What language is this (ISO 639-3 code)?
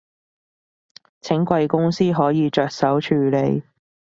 yue